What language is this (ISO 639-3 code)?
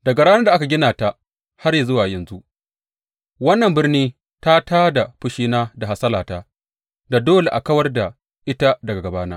hau